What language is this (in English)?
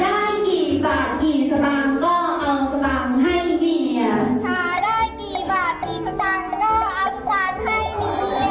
Thai